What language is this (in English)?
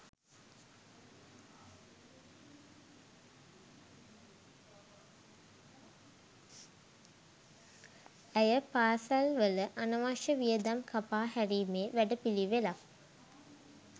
Sinhala